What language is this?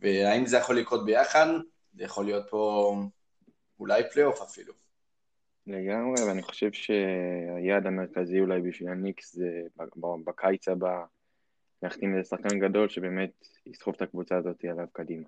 Hebrew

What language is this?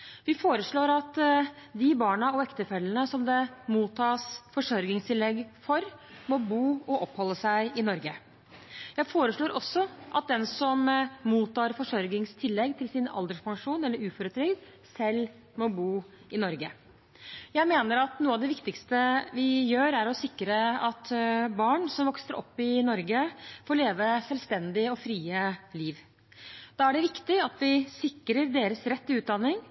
Norwegian Bokmål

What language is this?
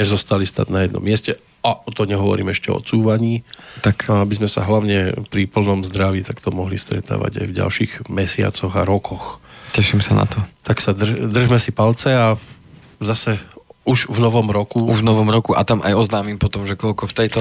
Slovak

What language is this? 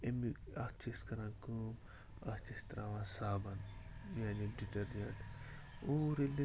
Kashmiri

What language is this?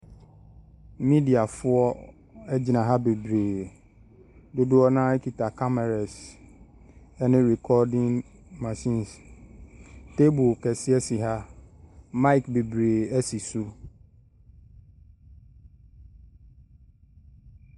Akan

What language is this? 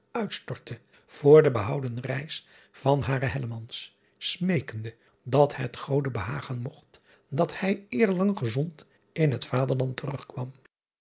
Dutch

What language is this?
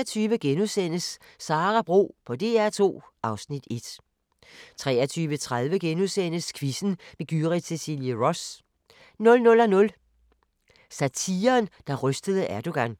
Danish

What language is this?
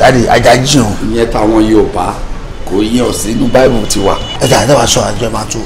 English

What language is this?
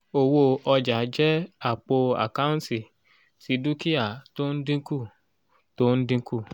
Yoruba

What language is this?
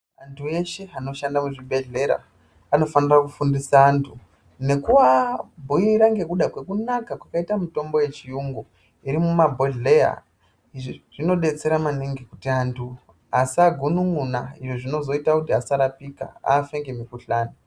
Ndau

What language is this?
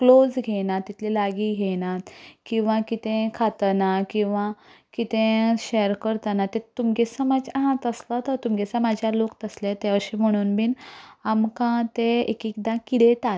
Konkani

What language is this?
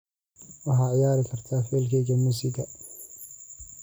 Somali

